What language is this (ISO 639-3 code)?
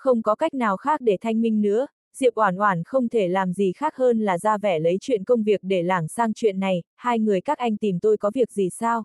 vie